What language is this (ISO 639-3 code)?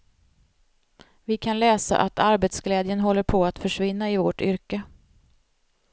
swe